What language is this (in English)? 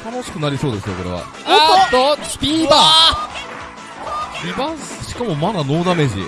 Japanese